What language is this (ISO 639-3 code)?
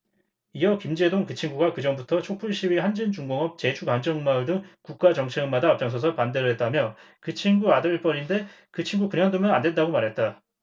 kor